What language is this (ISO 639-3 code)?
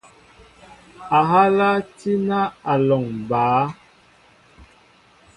mbo